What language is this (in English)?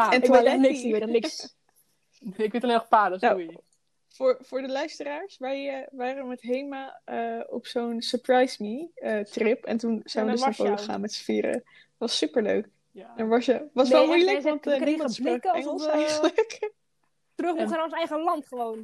Dutch